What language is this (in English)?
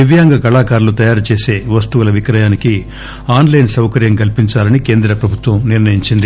Telugu